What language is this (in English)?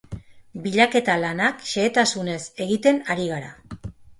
Basque